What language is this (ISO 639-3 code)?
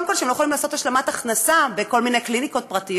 heb